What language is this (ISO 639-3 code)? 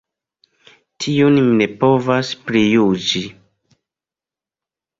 epo